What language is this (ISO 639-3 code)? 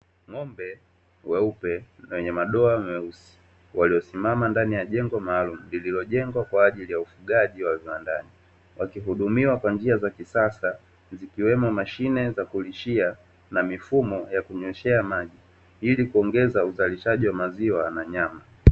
swa